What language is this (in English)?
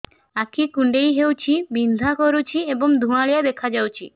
Odia